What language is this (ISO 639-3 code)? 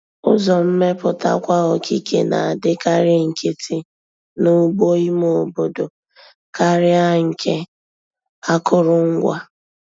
ibo